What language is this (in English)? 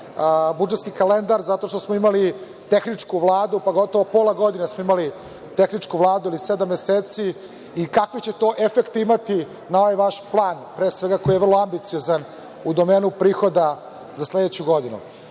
Serbian